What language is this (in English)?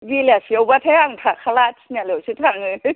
Bodo